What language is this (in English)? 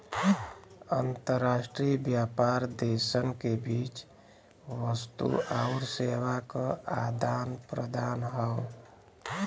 Bhojpuri